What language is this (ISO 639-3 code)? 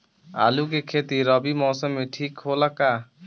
bho